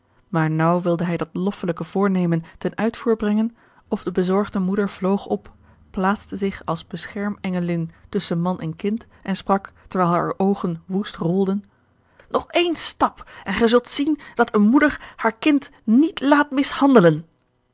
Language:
Dutch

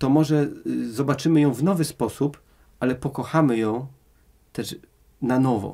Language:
Polish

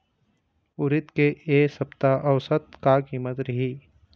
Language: Chhattisgarhi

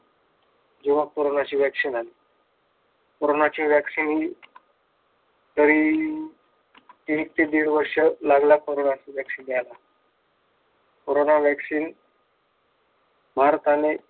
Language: Marathi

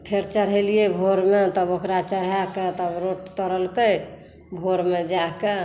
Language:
Maithili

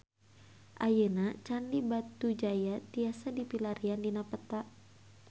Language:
Sundanese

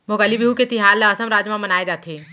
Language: Chhattisgarhi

